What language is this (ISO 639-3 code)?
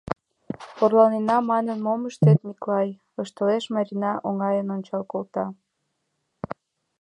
chm